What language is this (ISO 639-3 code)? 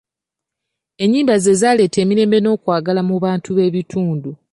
lug